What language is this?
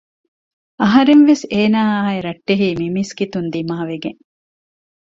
Divehi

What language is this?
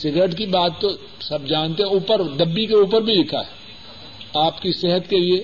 Urdu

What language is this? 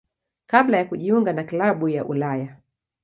Swahili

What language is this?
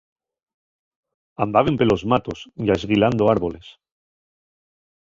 Asturian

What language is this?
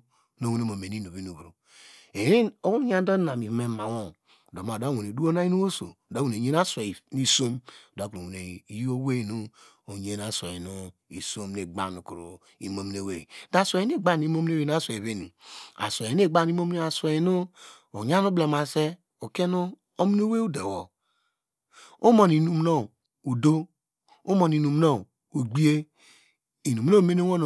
Degema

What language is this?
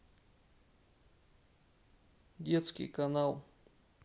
Russian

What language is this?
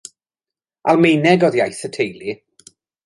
Welsh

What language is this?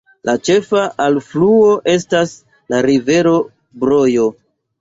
Esperanto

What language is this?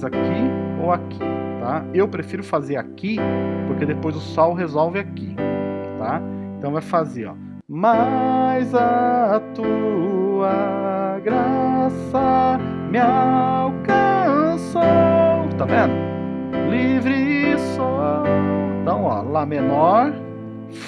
Portuguese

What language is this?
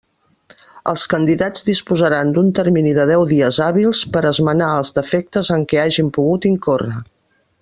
Catalan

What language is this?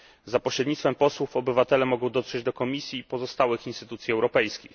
Polish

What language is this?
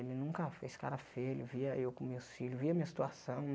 Portuguese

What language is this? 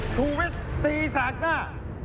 Thai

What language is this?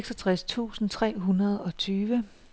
Danish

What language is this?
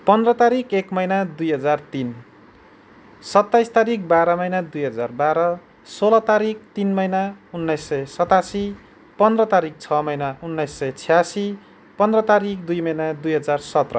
Nepali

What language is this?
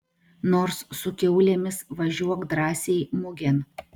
Lithuanian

